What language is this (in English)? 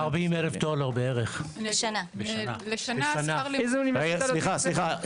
Hebrew